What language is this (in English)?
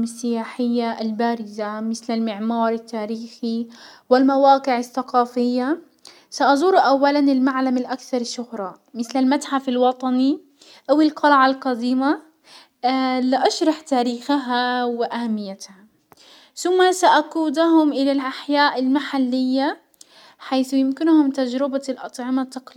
Hijazi Arabic